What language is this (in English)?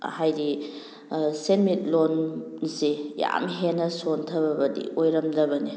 Manipuri